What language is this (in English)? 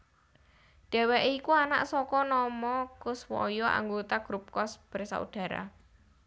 Javanese